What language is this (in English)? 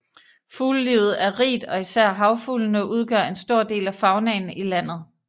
Danish